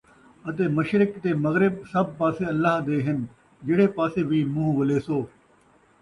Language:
Saraiki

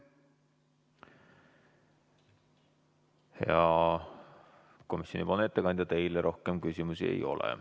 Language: Estonian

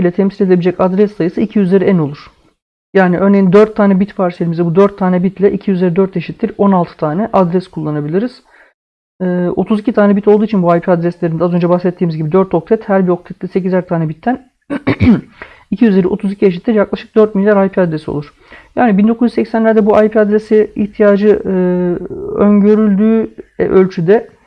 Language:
Turkish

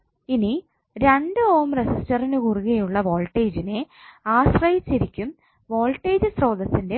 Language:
Malayalam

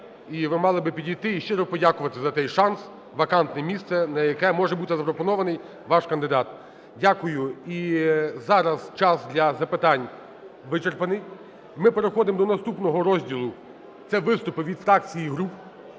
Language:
Ukrainian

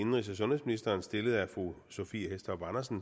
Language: Danish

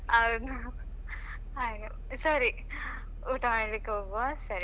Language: Kannada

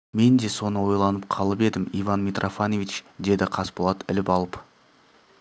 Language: Kazakh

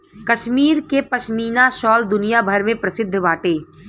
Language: Bhojpuri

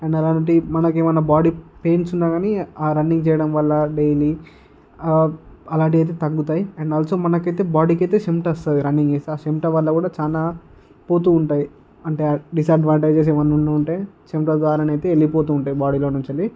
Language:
Telugu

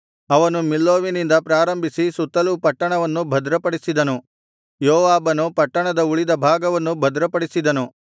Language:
Kannada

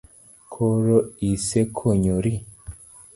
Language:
Luo (Kenya and Tanzania)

